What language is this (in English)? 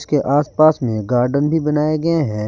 Hindi